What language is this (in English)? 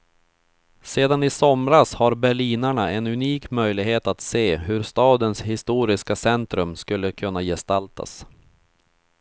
Swedish